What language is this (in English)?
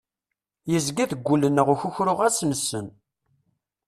Kabyle